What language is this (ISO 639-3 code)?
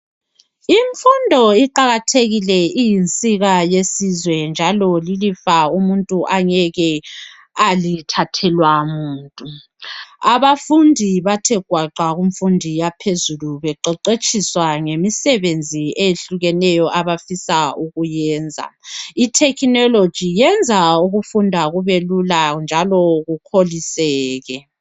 nde